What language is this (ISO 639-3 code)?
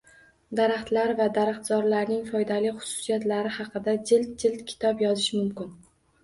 uzb